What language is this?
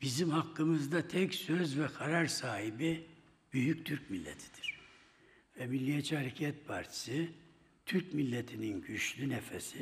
Turkish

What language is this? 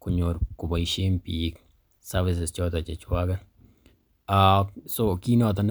Kalenjin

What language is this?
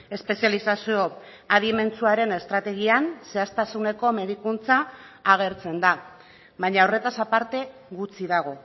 Basque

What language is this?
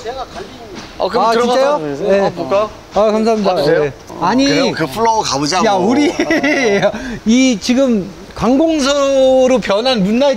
Korean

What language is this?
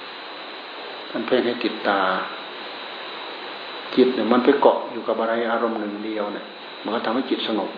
Thai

